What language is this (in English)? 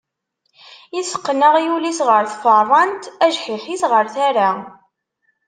Kabyle